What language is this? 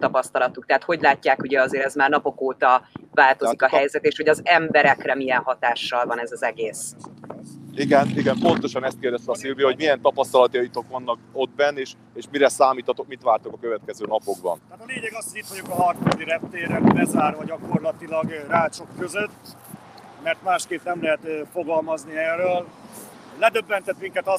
Hungarian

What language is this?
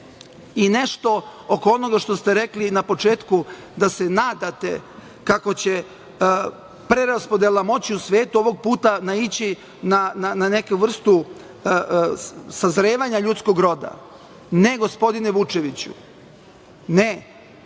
Serbian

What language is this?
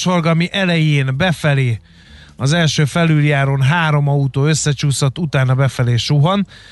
Hungarian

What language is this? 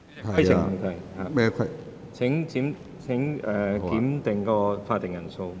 Cantonese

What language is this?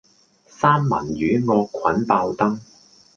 Cantonese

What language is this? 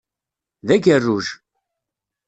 Kabyle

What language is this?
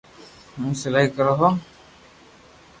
Loarki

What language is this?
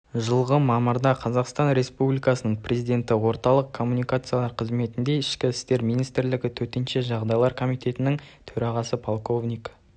Kazakh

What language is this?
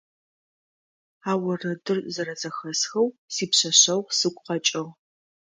Adyghe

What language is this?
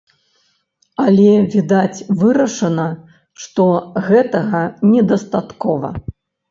Belarusian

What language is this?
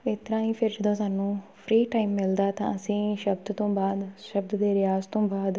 Punjabi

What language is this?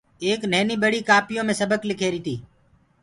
Gurgula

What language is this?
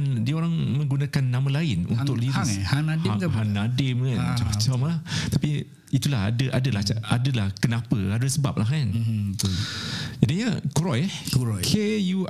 Malay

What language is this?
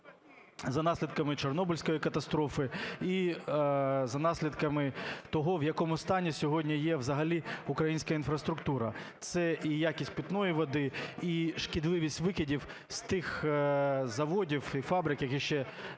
Ukrainian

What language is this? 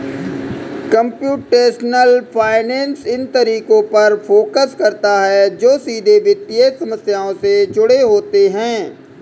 Hindi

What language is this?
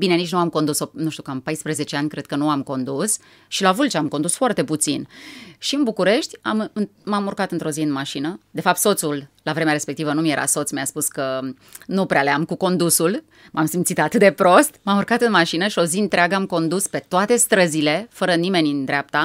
Romanian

